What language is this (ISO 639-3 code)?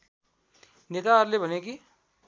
nep